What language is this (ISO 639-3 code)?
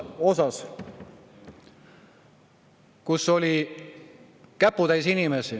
est